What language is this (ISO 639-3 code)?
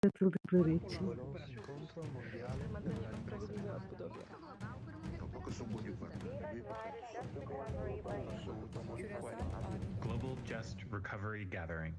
tur